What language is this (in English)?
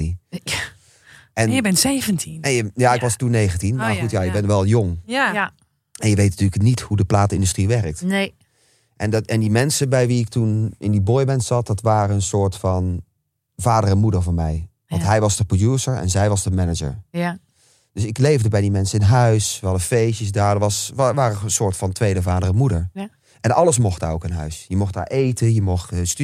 Dutch